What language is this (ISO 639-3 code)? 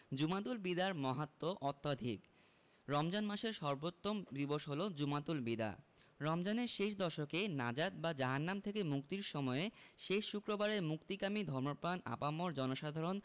ben